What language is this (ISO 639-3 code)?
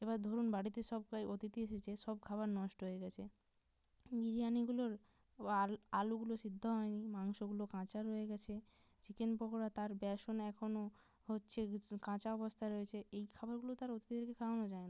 ben